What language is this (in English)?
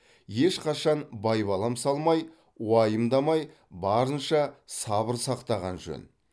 Kazakh